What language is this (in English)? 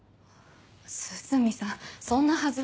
Japanese